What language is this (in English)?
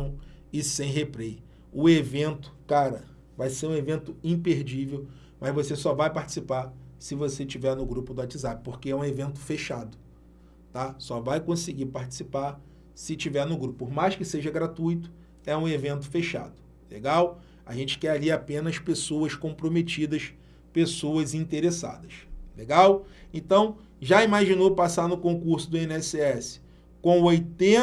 Portuguese